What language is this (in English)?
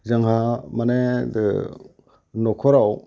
Bodo